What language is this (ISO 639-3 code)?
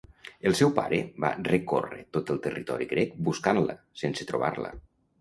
cat